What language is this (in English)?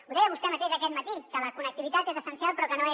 Catalan